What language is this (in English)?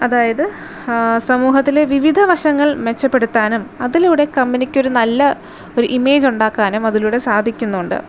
Malayalam